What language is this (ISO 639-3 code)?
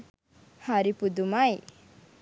sin